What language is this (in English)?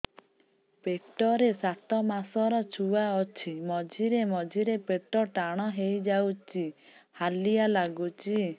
Odia